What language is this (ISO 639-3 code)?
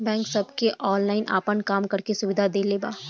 bho